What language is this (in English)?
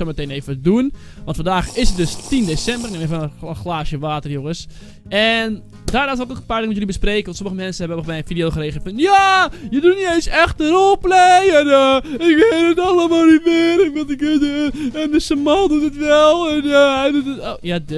Dutch